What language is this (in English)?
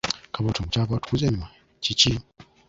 Ganda